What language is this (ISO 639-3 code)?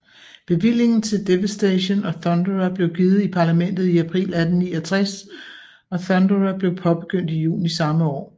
dan